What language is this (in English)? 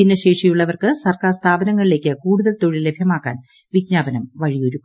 Malayalam